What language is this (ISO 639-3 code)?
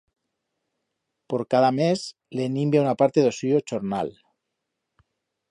arg